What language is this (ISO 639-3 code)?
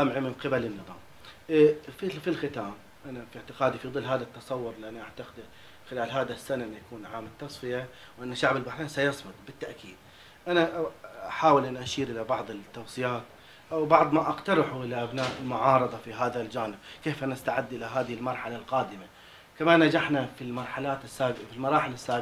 ara